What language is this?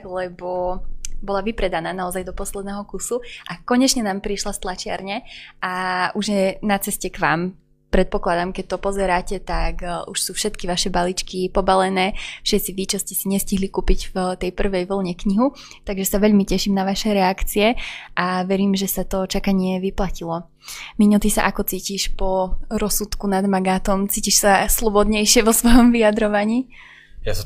Slovak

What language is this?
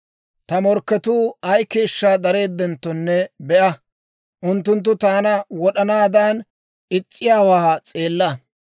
Dawro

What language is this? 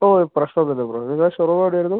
Malayalam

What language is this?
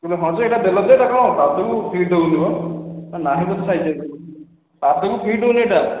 Odia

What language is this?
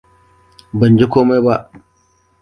Hausa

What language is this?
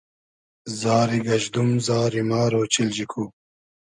Hazaragi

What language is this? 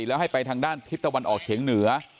Thai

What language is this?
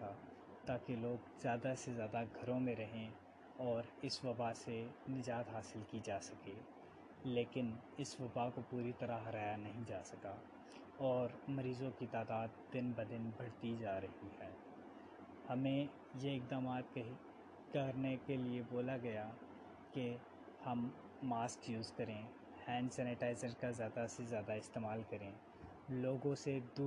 Urdu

